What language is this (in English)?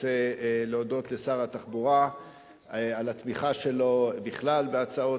Hebrew